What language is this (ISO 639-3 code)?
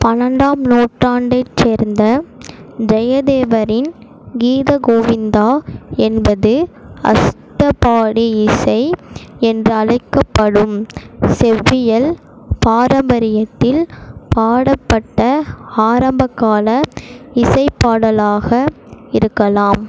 tam